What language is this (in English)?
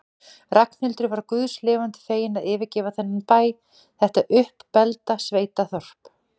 Icelandic